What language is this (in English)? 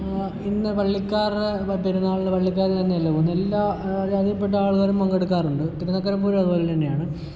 Malayalam